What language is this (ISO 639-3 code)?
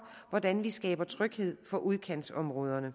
dan